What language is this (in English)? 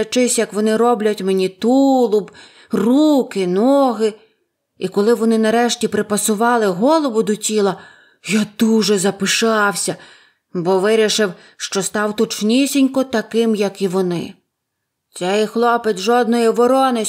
Ukrainian